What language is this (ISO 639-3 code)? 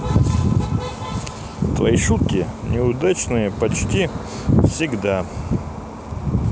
rus